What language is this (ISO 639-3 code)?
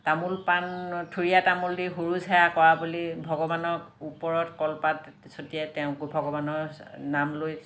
asm